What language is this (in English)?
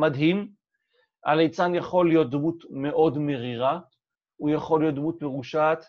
Hebrew